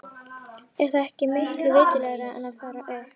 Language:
Icelandic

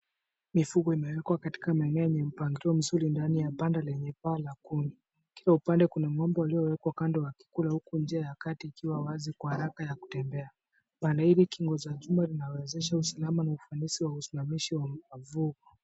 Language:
Swahili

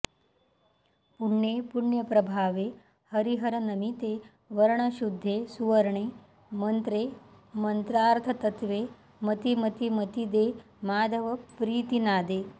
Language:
Sanskrit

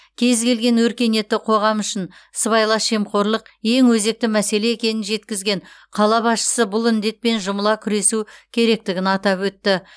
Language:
Kazakh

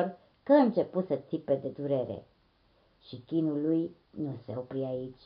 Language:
Romanian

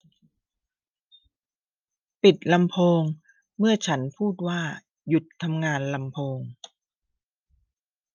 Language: Thai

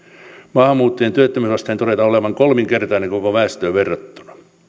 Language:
Finnish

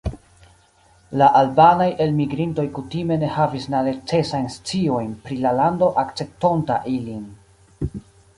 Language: Esperanto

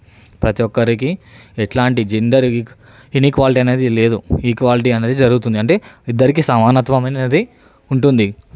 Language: Telugu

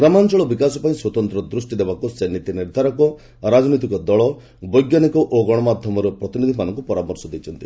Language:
Odia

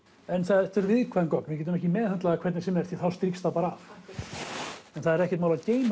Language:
Icelandic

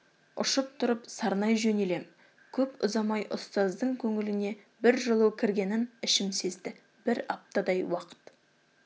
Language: Kazakh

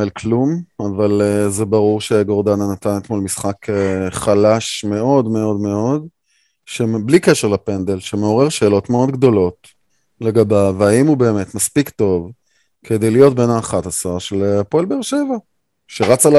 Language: Hebrew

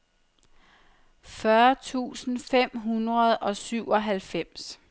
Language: Danish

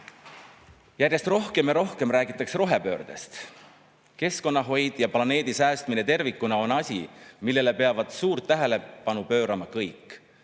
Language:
Estonian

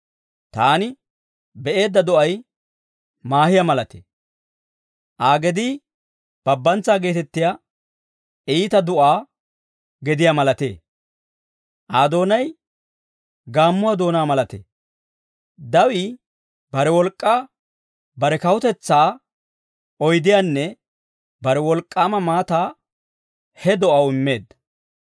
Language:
Dawro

